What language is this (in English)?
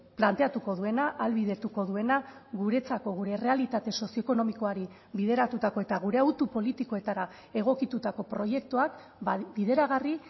Basque